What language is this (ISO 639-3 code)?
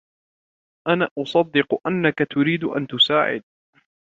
ara